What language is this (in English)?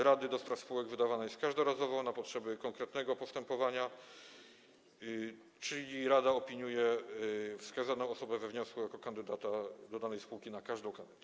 Polish